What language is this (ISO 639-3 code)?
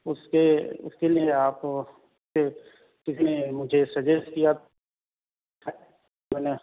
urd